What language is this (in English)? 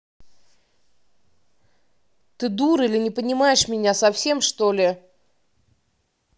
Russian